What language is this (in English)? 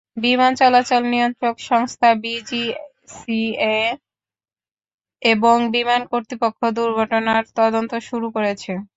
Bangla